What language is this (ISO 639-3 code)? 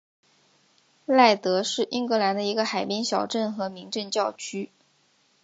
zho